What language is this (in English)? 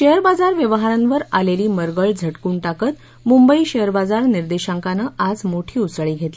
Marathi